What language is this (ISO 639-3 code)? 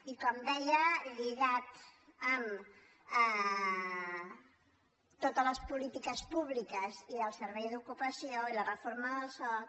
cat